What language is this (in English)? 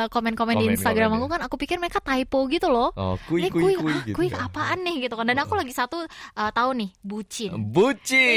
Indonesian